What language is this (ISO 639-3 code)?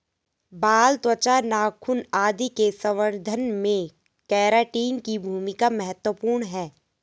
hin